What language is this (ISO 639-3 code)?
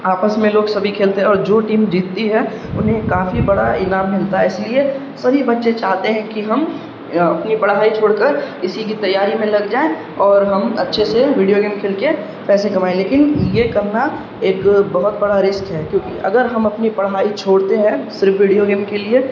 urd